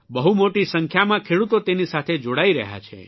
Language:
Gujarati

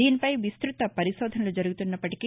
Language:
Telugu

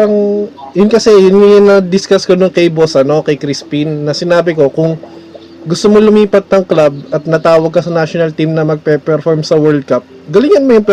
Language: Filipino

